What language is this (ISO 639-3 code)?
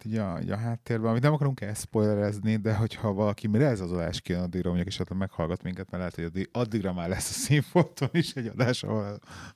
hun